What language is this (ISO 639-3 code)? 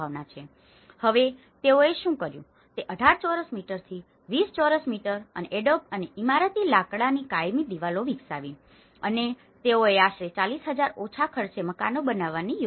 guj